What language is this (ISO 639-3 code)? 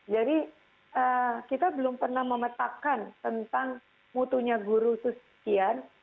ind